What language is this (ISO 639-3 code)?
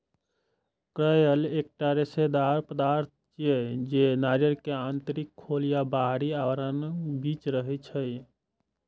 mai